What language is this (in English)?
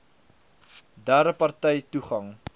Afrikaans